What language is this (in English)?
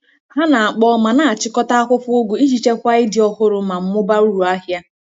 Igbo